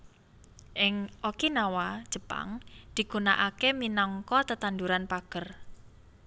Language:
Javanese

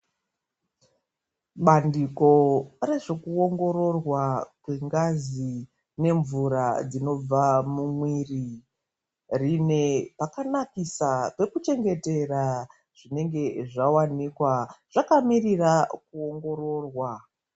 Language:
Ndau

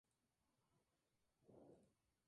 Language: Spanish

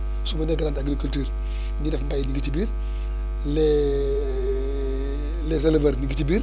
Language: Wolof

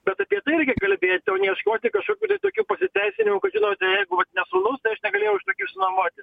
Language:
Lithuanian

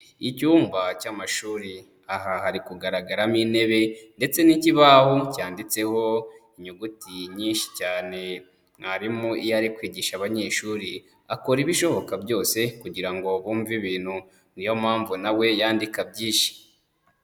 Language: Kinyarwanda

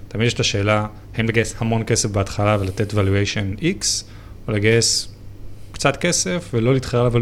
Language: Hebrew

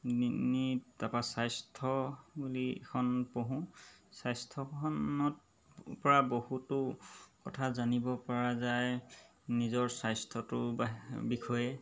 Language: Assamese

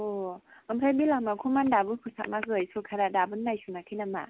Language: Bodo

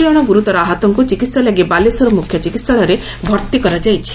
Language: Odia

